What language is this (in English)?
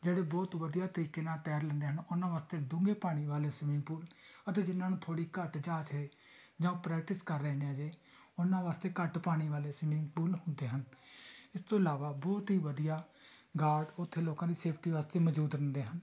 Punjabi